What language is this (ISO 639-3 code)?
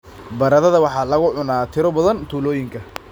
som